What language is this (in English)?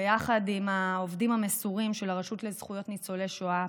Hebrew